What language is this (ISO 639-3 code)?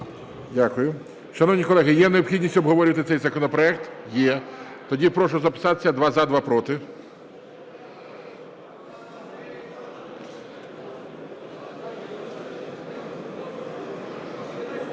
ukr